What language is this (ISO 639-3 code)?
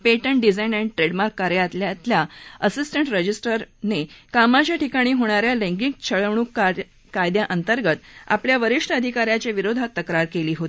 mar